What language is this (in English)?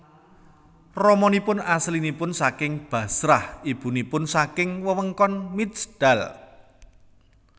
Javanese